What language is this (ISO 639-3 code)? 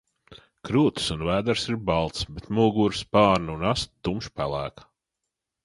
lav